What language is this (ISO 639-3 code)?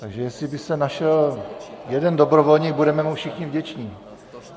ces